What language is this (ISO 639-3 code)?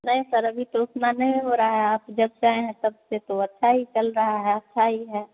hin